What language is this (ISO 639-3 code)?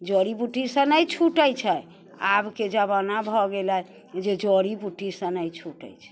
mai